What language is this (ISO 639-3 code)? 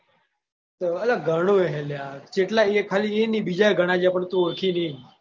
guj